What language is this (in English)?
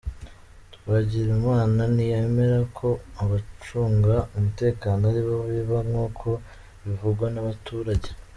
Kinyarwanda